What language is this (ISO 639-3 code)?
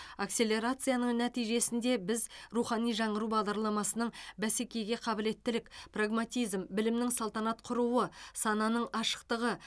kaz